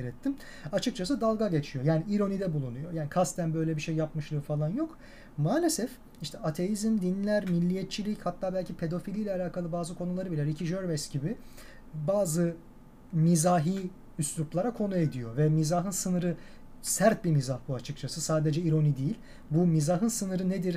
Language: Turkish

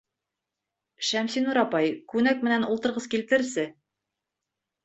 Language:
Bashkir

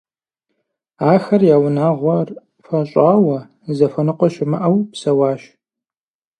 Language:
Kabardian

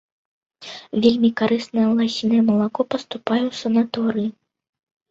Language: Belarusian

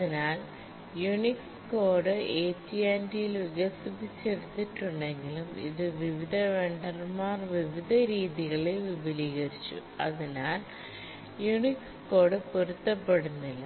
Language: Malayalam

